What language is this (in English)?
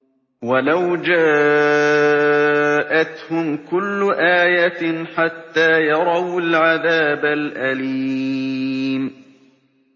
Arabic